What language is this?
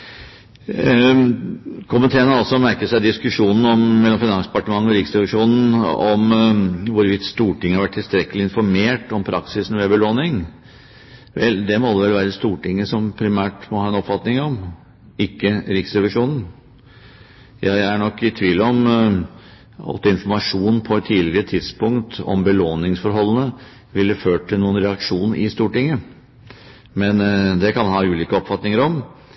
Norwegian Bokmål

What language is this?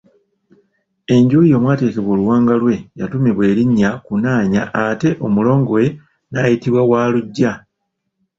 Ganda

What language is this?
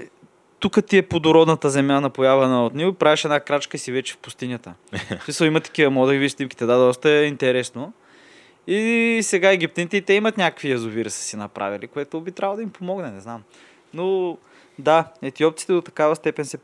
Bulgarian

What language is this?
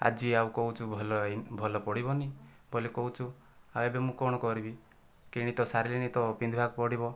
Odia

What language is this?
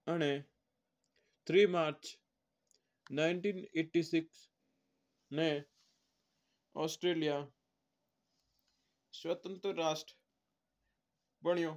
Mewari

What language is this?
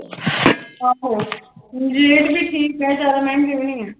Punjabi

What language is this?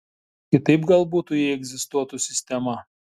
Lithuanian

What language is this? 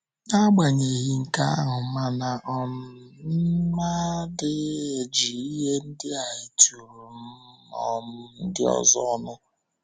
Igbo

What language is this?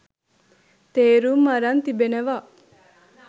Sinhala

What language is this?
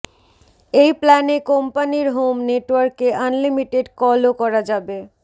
Bangla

